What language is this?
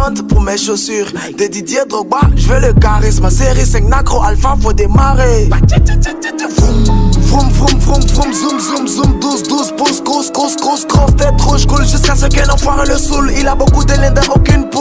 French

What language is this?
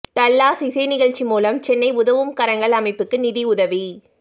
Tamil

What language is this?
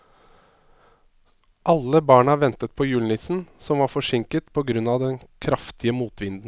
Norwegian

